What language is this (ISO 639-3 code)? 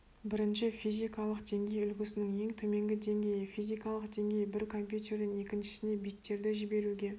kaz